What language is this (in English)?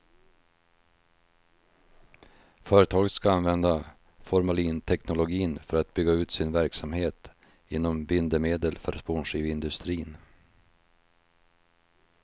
Swedish